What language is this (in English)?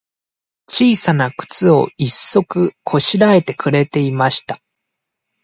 Japanese